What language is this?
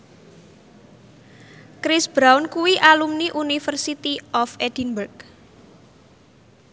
Javanese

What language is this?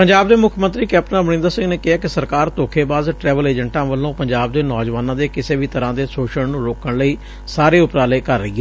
Punjabi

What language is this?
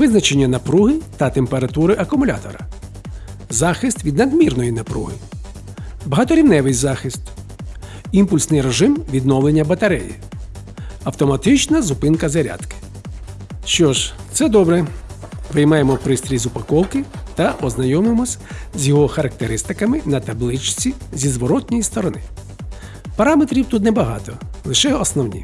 Ukrainian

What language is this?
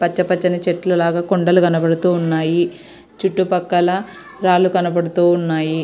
Telugu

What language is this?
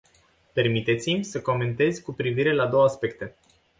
Romanian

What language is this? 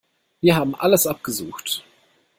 German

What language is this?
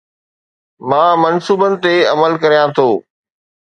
Sindhi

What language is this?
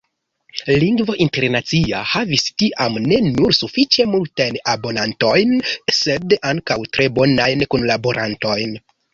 Esperanto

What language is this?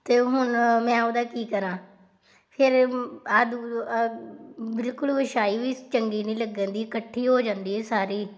Punjabi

